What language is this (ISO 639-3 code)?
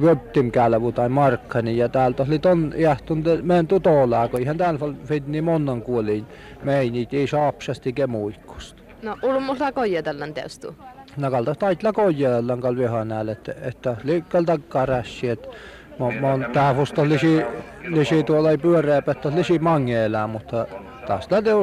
fin